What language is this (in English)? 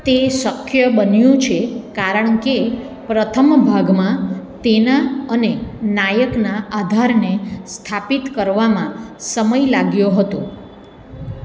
Gujarati